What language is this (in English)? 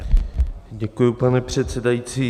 Czech